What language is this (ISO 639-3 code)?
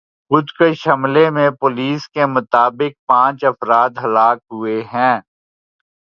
urd